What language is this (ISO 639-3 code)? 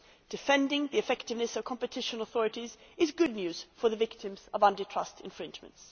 eng